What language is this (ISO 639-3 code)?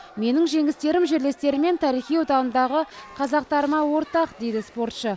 kaz